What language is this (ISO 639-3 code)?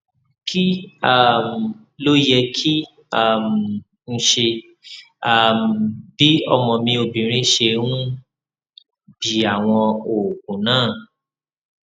yor